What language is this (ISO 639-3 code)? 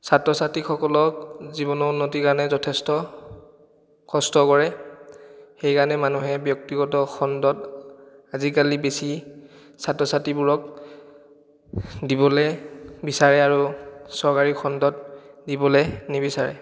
asm